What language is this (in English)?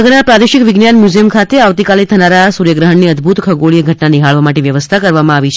Gujarati